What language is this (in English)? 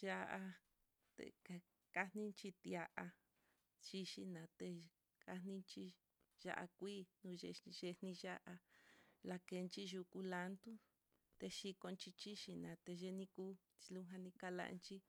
Mitlatongo Mixtec